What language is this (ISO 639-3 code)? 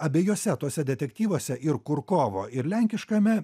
lit